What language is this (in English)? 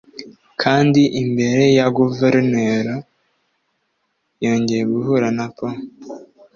Kinyarwanda